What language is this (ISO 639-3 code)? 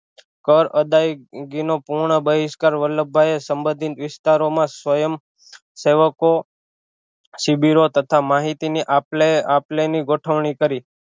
guj